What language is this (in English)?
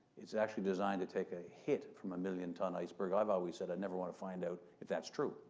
English